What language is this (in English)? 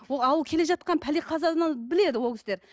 Kazakh